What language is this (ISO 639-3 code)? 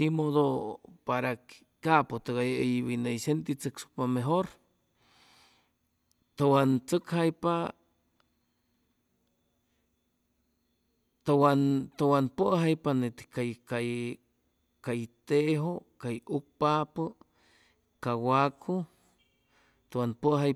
zoh